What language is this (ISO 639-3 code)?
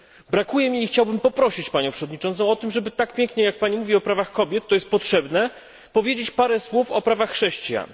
pol